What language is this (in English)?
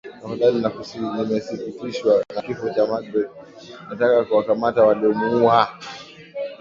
Swahili